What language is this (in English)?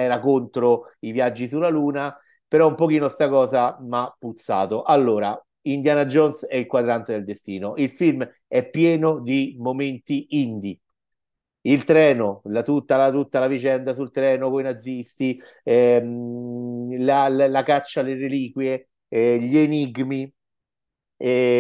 Italian